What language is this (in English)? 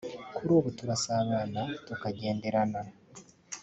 Kinyarwanda